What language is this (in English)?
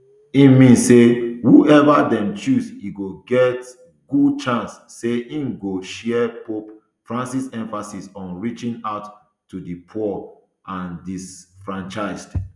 Nigerian Pidgin